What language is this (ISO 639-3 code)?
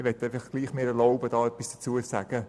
gsw